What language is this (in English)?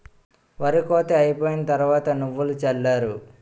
Telugu